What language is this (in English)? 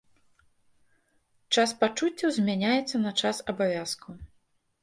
Belarusian